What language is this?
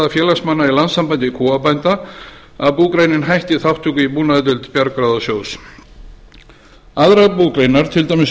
Icelandic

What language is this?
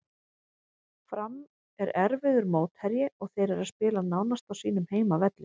Icelandic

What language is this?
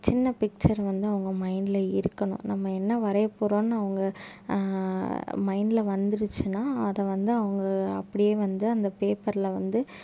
Tamil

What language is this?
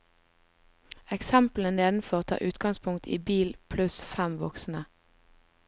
Norwegian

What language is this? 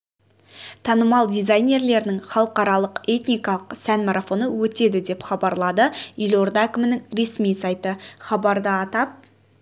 Kazakh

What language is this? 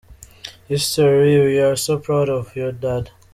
Kinyarwanda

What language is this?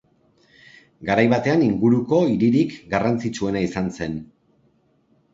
Basque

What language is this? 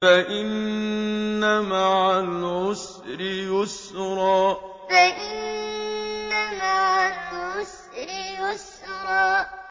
Arabic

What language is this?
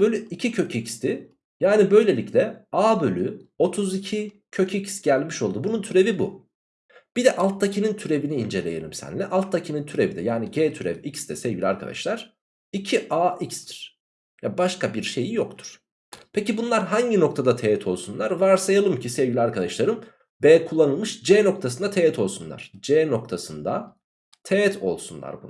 Turkish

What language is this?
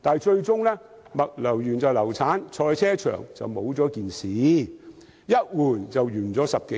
Cantonese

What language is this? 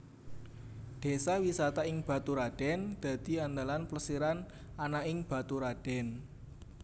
Javanese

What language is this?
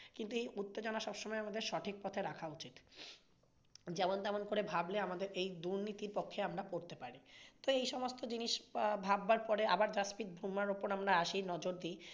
Bangla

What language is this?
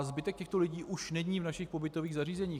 Czech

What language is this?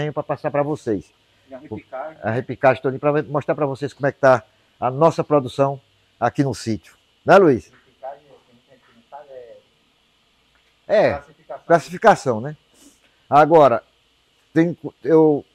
Portuguese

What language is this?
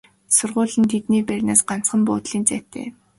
Mongolian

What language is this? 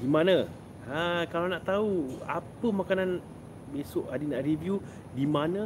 Malay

